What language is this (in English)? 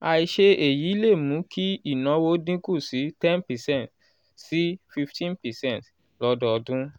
Yoruba